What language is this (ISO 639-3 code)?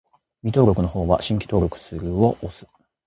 jpn